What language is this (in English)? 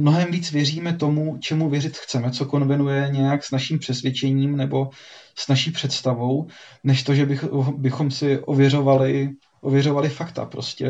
Czech